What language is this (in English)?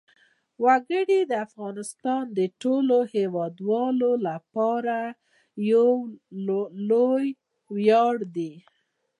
Pashto